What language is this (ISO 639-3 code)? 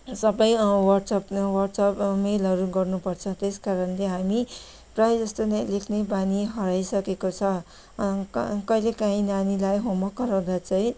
nep